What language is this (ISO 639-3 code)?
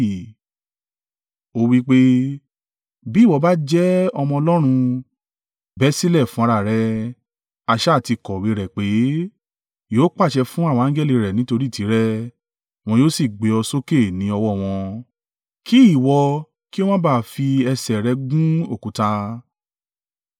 yor